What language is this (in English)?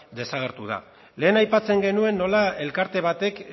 Basque